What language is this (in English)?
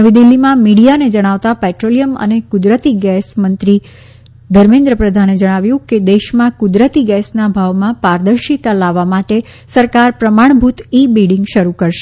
Gujarati